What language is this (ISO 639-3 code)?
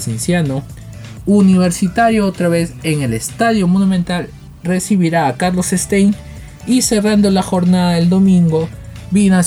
spa